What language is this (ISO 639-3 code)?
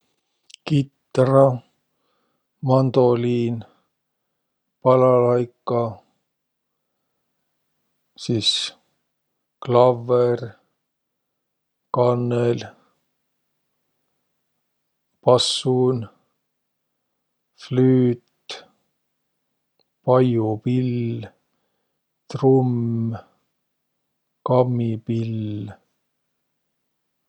vro